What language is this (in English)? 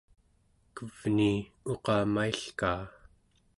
Central Yupik